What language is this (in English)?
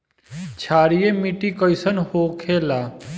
Bhojpuri